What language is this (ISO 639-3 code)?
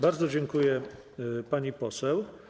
pol